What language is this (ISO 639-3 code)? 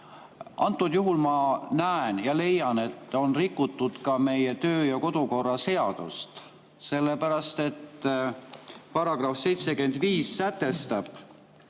est